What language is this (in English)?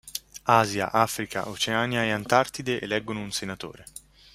Italian